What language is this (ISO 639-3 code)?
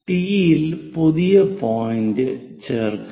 mal